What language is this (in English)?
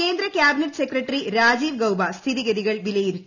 Malayalam